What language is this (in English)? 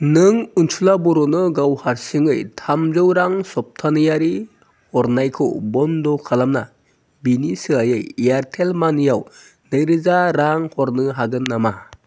Bodo